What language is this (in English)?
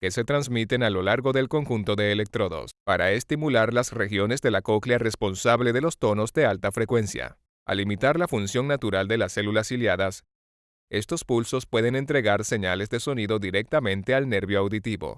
Spanish